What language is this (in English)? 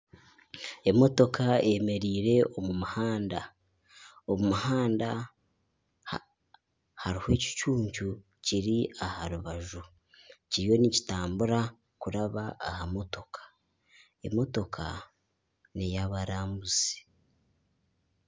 Nyankole